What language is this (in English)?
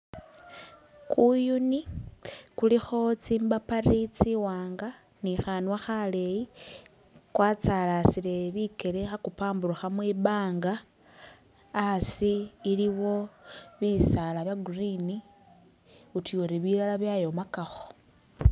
Masaaba